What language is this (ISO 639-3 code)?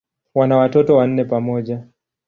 swa